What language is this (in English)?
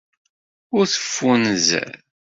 Kabyle